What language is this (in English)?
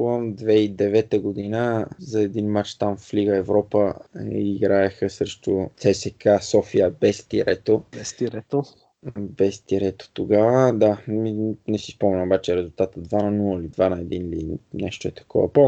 Bulgarian